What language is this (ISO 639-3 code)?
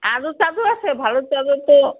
ben